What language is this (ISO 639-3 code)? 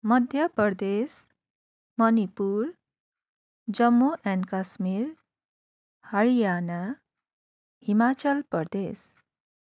nep